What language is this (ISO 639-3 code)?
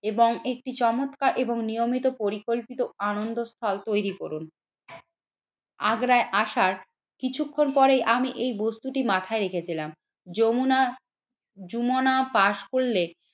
ben